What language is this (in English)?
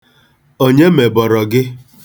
Igbo